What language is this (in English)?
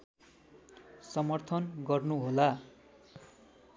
Nepali